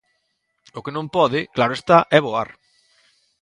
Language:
Galician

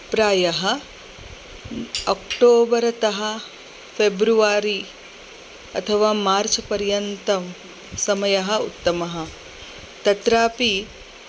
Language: Sanskrit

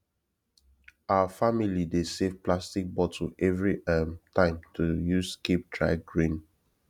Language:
Nigerian Pidgin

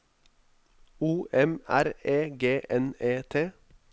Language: Norwegian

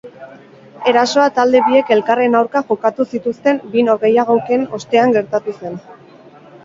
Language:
Basque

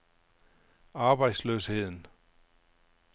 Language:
Danish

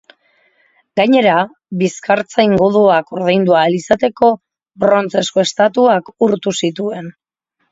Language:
Basque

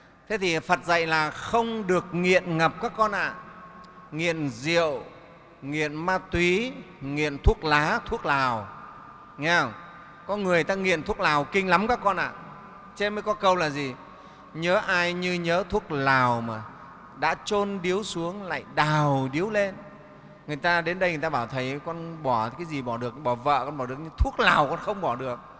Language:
Vietnamese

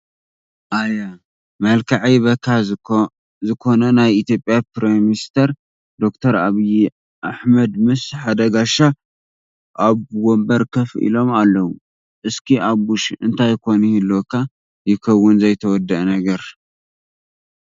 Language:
Tigrinya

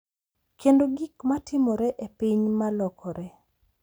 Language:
Luo (Kenya and Tanzania)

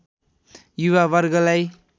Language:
Nepali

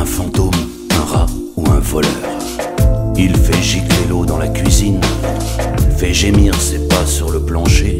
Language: French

